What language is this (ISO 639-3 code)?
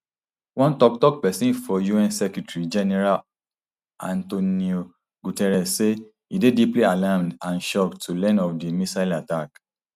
pcm